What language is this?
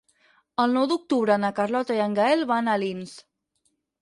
Catalan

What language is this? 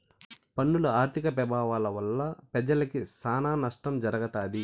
Telugu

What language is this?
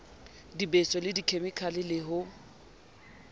Southern Sotho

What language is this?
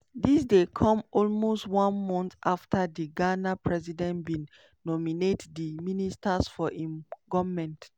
Nigerian Pidgin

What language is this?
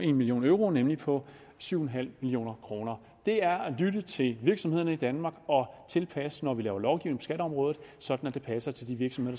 Danish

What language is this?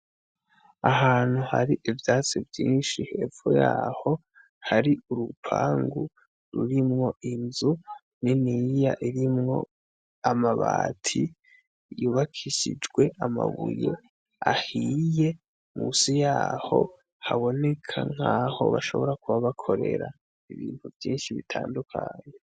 Rundi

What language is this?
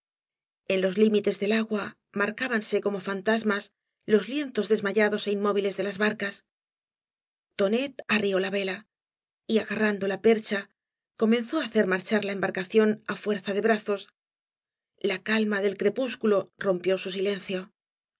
Spanish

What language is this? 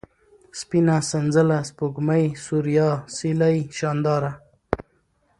Pashto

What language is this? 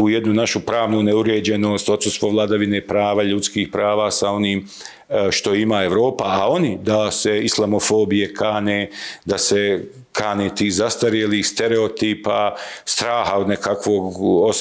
Croatian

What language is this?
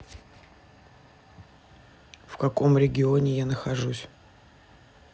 Russian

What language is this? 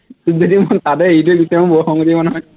Assamese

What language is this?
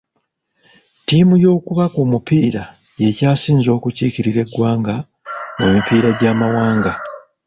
Ganda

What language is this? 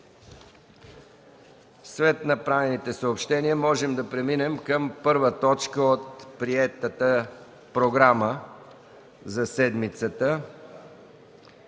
Bulgarian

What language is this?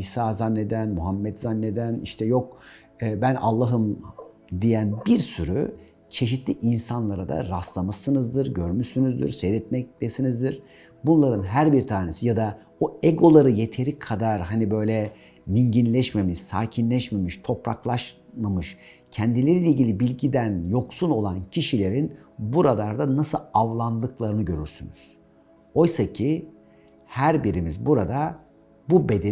Turkish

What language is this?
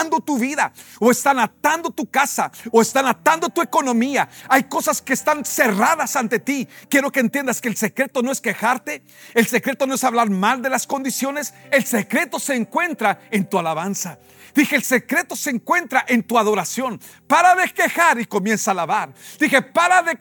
Spanish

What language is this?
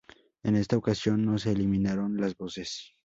Spanish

